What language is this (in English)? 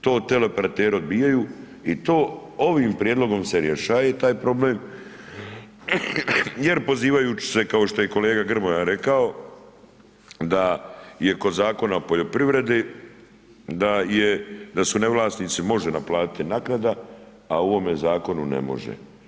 Croatian